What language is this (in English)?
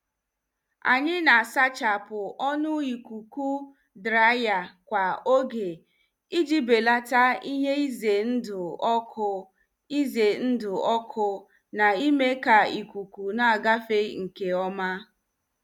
Igbo